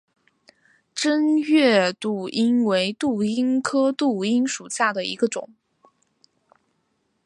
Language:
Chinese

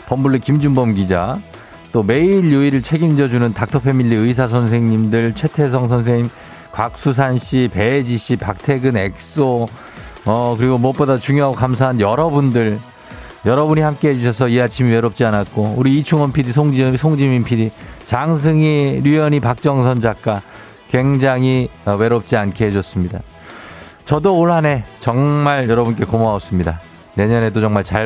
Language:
Korean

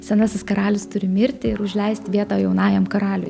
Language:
Lithuanian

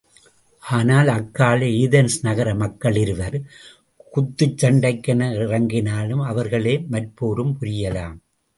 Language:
Tamil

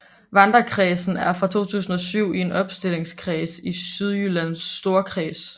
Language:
Danish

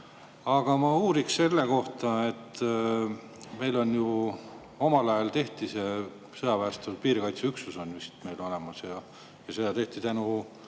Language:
Estonian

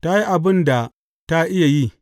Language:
Hausa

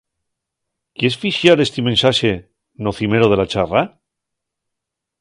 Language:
Asturian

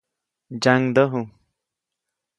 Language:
Copainalá Zoque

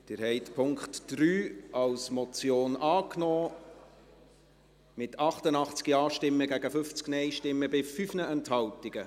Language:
Swiss German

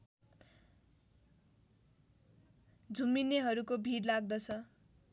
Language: Nepali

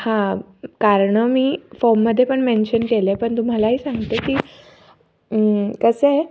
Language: Marathi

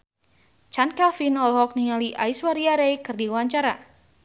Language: Sundanese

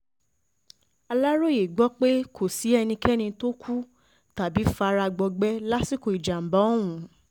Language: Yoruba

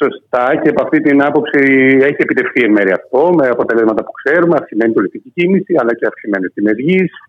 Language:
Greek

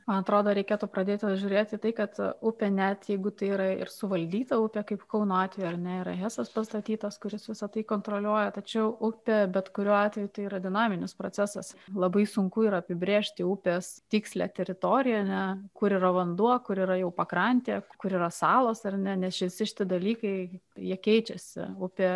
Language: Lithuanian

